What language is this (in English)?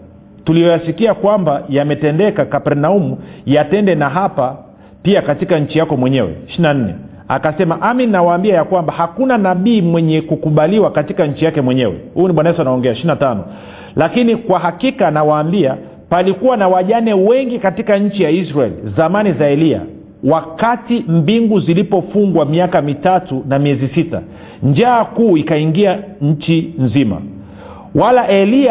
Swahili